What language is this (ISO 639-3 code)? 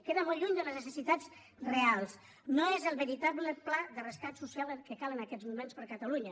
cat